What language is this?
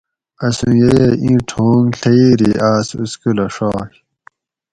Gawri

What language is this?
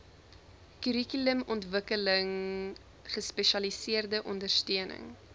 Afrikaans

